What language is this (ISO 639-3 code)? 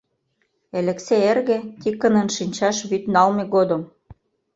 chm